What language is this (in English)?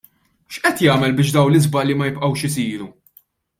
Maltese